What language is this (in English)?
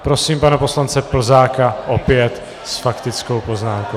Czech